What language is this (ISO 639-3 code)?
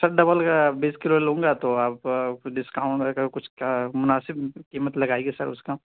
urd